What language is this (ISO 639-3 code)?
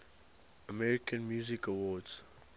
eng